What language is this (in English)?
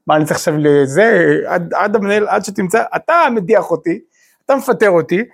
Hebrew